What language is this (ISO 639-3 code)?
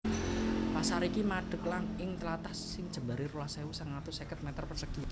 jav